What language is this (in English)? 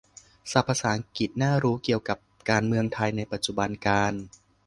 Thai